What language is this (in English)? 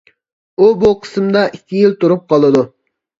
Uyghur